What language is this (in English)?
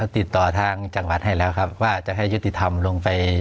Thai